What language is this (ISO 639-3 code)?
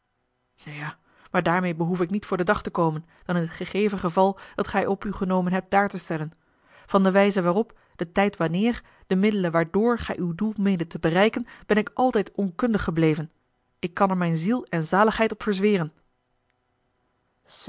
nld